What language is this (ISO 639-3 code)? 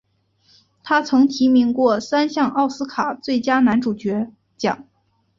zho